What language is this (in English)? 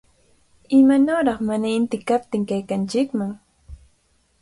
Cajatambo North Lima Quechua